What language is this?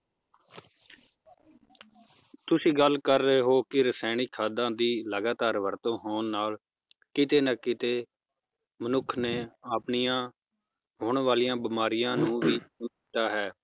Punjabi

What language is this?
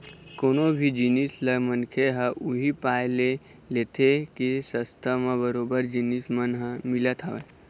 Chhattisgarhi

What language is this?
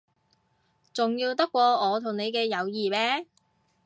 Cantonese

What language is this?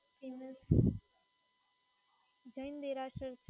Gujarati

